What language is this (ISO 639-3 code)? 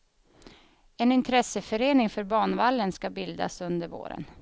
swe